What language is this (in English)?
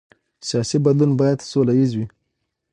Pashto